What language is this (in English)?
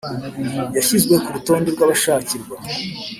Kinyarwanda